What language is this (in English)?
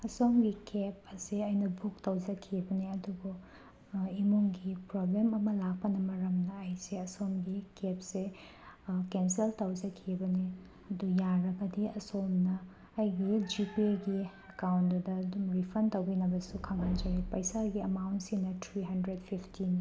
Manipuri